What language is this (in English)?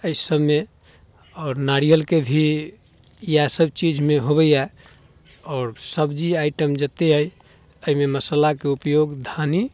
Maithili